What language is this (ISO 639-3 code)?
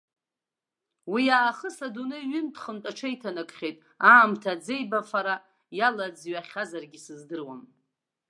abk